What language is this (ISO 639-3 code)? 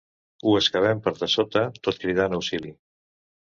cat